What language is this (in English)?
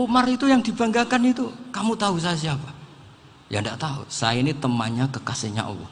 Indonesian